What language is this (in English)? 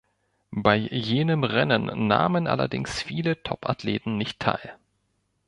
German